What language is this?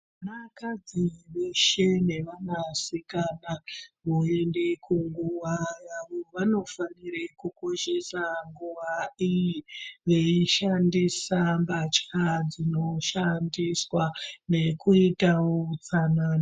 Ndau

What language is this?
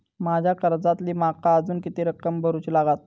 Marathi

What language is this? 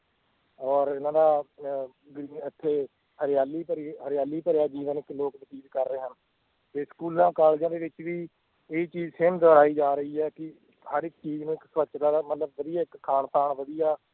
Punjabi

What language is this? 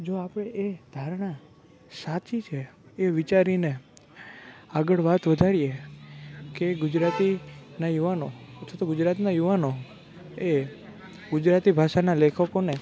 Gujarati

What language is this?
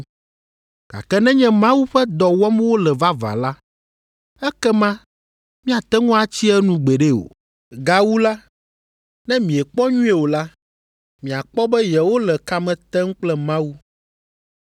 Ewe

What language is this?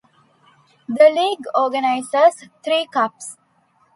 English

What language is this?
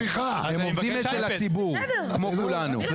Hebrew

